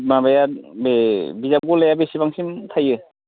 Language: Bodo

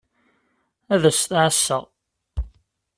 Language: Kabyle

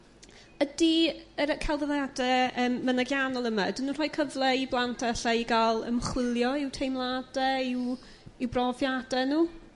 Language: Welsh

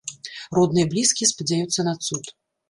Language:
Belarusian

